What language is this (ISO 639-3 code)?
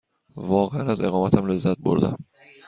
fas